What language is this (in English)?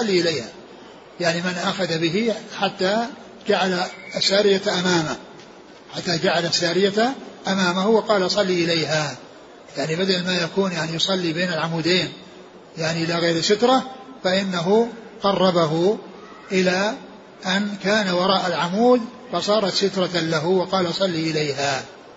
Arabic